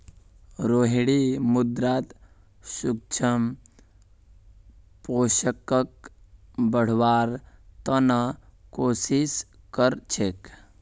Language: Magahi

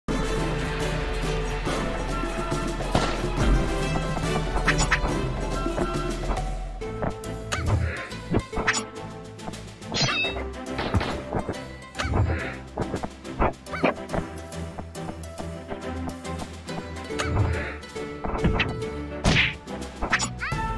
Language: English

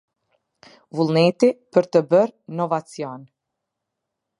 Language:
Albanian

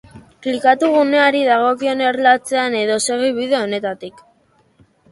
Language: Basque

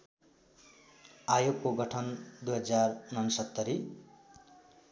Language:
Nepali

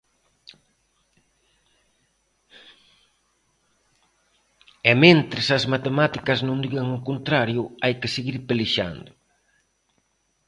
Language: Galician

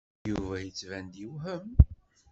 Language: Kabyle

